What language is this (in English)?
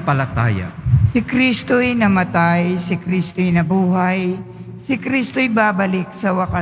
Filipino